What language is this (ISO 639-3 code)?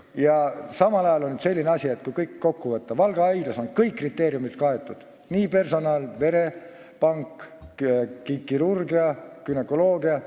est